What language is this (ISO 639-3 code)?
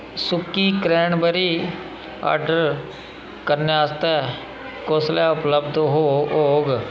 doi